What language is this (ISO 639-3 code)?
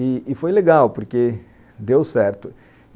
por